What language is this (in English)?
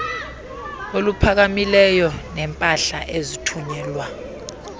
Xhosa